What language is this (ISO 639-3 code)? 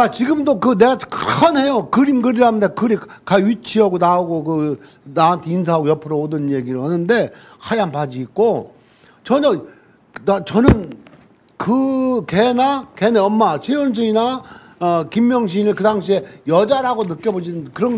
kor